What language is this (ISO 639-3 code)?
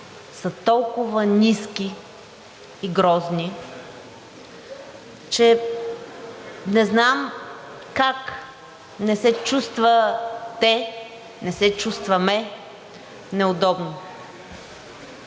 bul